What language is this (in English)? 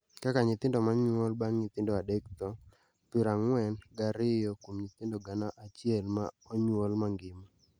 Luo (Kenya and Tanzania)